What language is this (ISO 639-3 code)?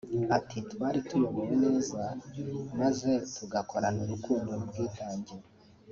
kin